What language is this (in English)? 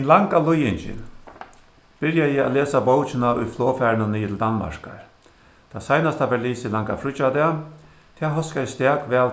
Faroese